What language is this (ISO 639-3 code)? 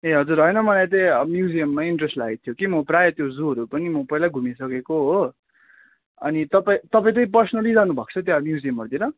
nep